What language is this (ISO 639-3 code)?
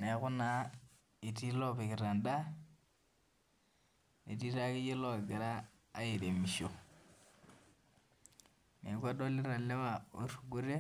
mas